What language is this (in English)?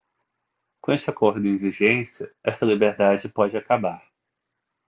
Portuguese